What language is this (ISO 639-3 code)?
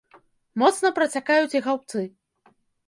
bel